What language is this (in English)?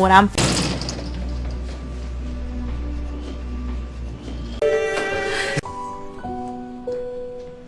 English